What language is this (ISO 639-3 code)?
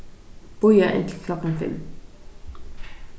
fao